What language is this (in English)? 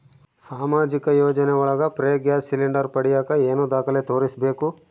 Kannada